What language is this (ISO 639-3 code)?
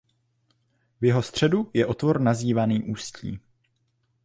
ces